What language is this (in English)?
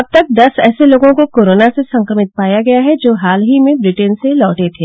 Hindi